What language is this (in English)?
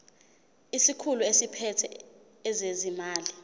Zulu